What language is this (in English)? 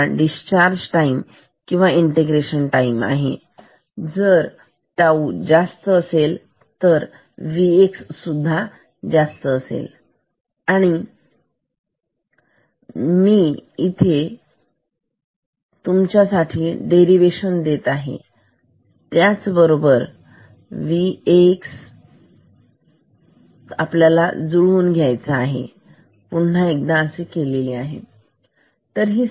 Marathi